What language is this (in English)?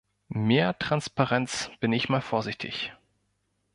German